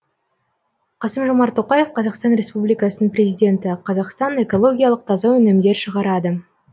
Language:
Kazakh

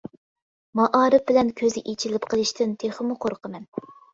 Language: Uyghur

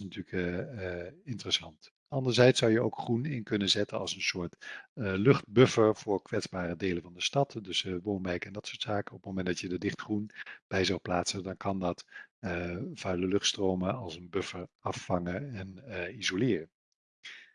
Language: Dutch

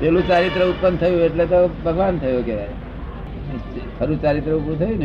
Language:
Gujarati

